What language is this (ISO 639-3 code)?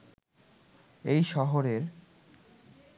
ben